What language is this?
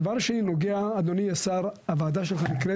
Hebrew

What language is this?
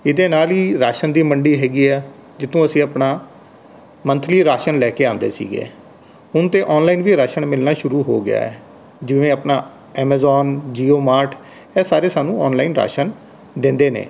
Punjabi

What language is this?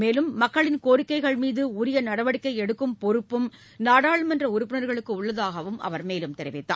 Tamil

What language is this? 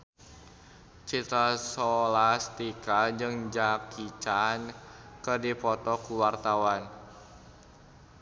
Sundanese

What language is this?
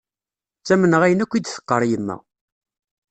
Kabyle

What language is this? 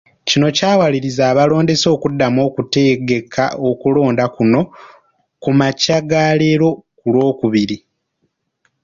Ganda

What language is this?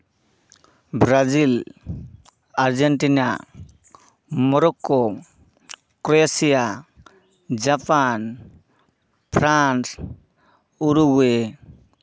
Santali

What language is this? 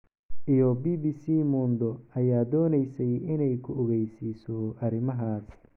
Somali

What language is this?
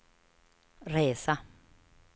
Swedish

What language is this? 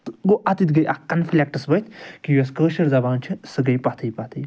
Kashmiri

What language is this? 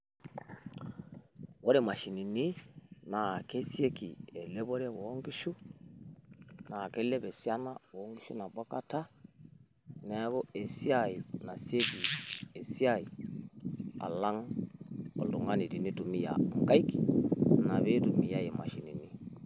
Masai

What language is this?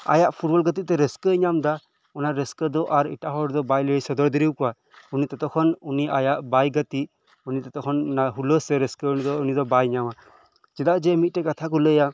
Santali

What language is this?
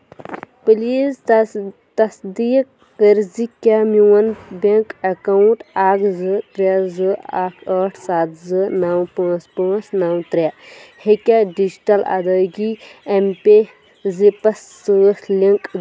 Kashmiri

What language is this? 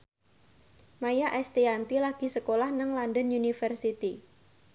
Javanese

